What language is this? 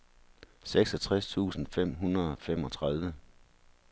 Danish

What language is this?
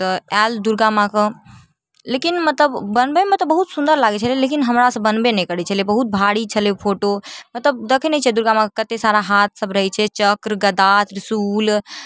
Maithili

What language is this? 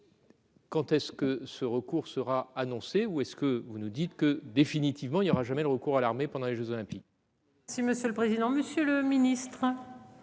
French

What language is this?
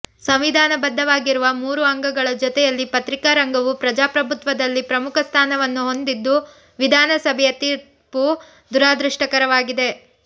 Kannada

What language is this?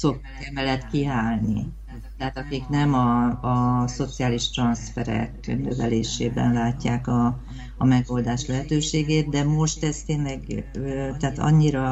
Hungarian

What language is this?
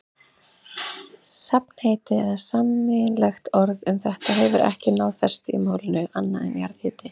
Icelandic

